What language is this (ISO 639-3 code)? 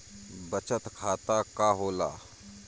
bho